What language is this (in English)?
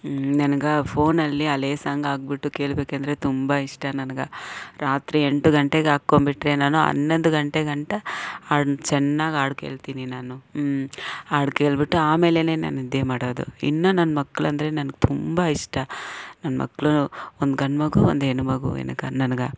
Kannada